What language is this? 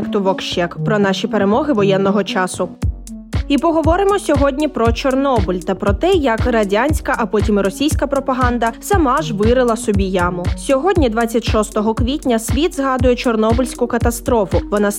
Ukrainian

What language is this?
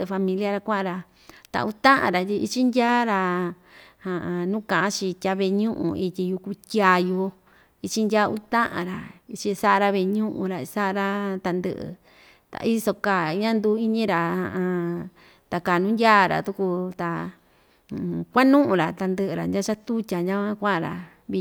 Ixtayutla Mixtec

